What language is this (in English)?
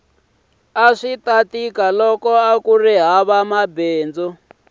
Tsonga